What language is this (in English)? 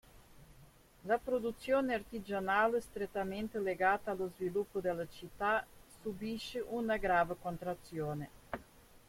Italian